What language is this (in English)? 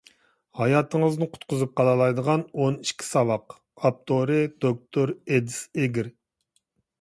Uyghur